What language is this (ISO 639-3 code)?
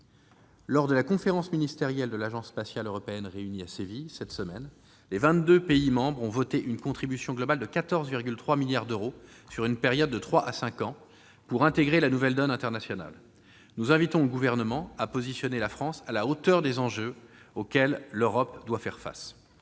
fra